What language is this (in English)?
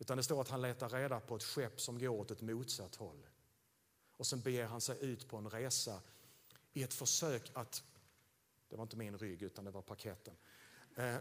Swedish